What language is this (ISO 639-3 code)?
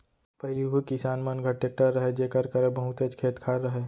hne